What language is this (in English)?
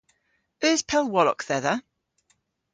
Cornish